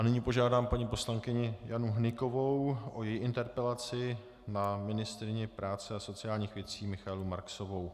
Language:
Czech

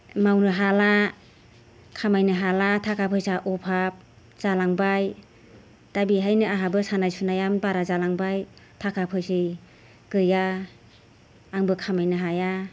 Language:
Bodo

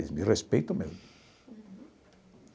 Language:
Portuguese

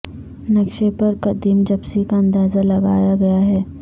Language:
Urdu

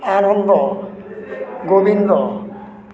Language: Odia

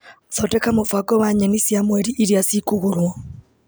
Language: Kikuyu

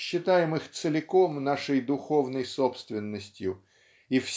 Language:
Russian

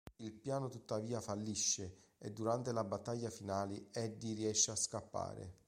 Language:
Italian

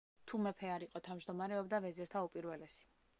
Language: Georgian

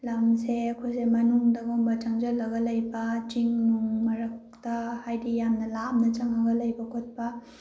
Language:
Manipuri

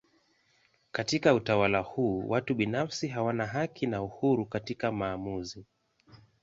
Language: Swahili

